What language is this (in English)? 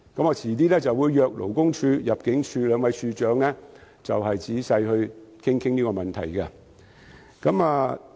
Cantonese